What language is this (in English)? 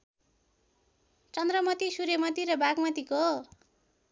Nepali